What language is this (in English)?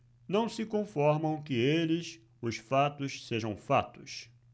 Portuguese